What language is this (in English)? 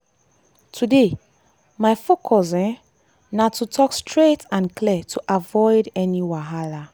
Nigerian Pidgin